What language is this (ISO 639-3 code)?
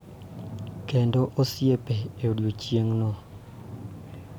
luo